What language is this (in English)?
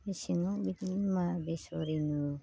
Bodo